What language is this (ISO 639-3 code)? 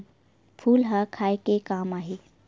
hne